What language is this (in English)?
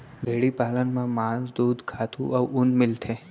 Chhattisgarhi